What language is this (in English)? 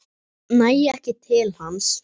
Icelandic